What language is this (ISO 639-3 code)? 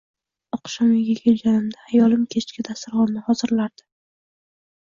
uzb